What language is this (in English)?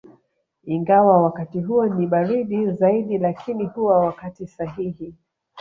Swahili